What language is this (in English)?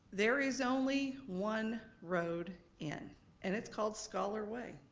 English